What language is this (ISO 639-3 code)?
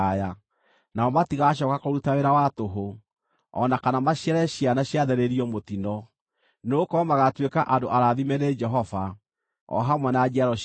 kik